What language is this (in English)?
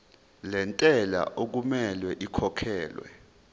Zulu